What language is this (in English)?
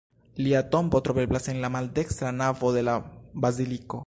Esperanto